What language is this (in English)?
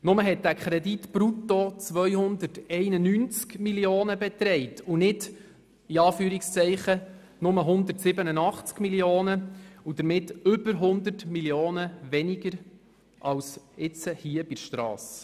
Swiss German